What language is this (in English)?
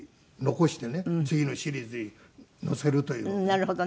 Japanese